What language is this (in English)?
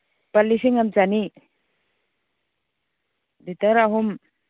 Manipuri